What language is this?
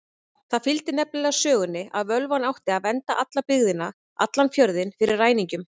Icelandic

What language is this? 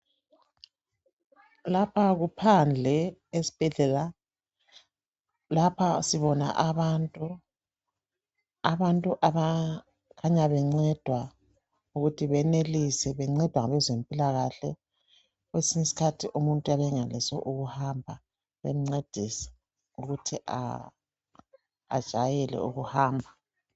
North Ndebele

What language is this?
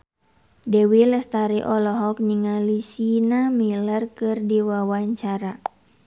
Sundanese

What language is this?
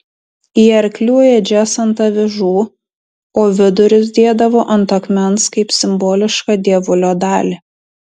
Lithuanian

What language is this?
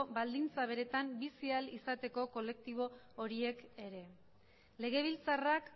Basque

